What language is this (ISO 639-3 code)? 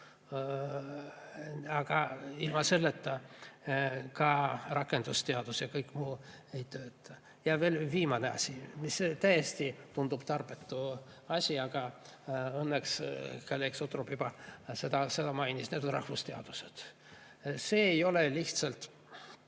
est